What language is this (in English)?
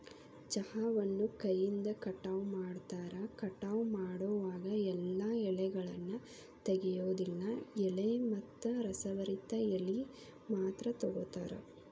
Kannada